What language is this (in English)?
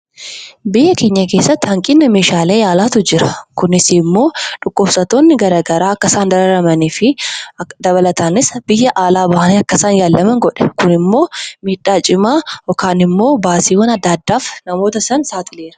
Oromo